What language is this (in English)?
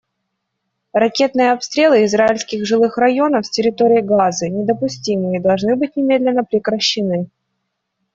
Russian